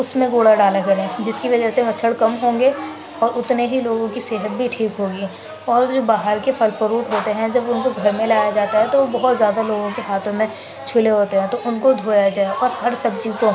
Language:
Urdu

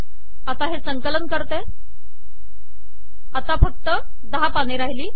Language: Marathi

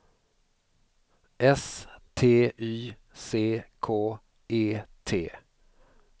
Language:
Swedish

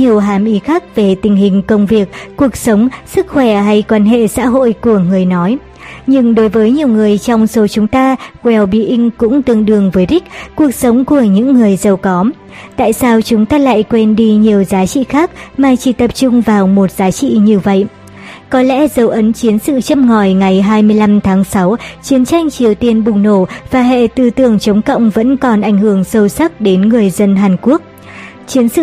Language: Vietnamese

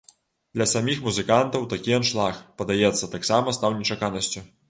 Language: Belarusian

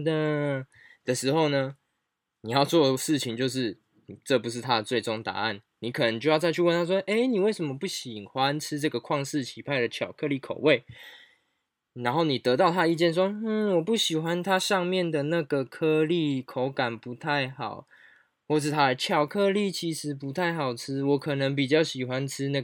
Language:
Chinese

